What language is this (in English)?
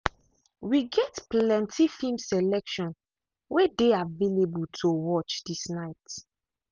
Nigerian Pidgin